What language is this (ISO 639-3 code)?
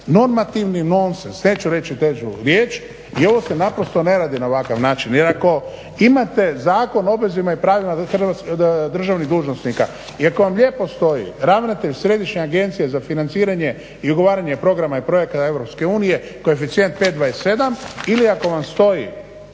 hrv